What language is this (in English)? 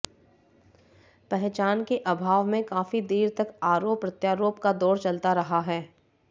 Hindi